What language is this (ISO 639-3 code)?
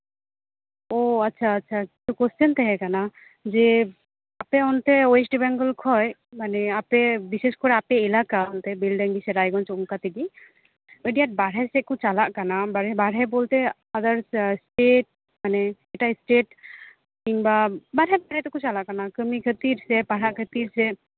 sat